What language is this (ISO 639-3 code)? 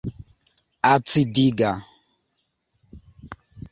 epo